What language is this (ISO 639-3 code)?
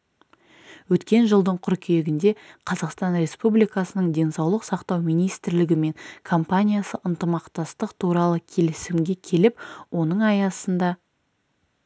kaz